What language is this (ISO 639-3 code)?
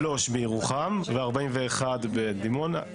heb